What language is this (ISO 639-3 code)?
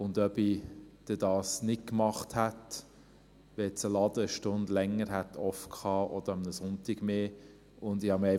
gsw